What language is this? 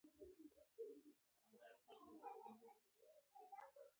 Pashto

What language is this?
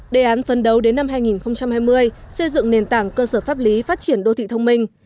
Vietnamese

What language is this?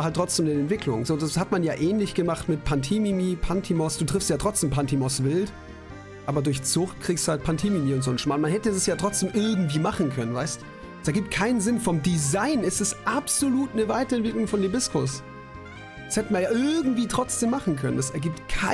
German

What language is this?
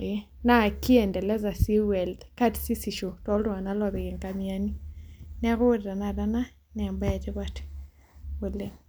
Masai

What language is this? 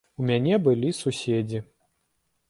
Belarusian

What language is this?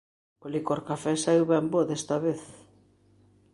Galician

